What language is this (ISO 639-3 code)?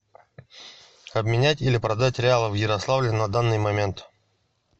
rus